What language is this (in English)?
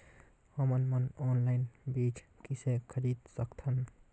Chhattisgarhi